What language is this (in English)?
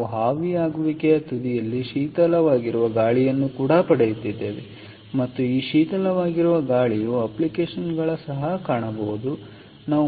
Kannada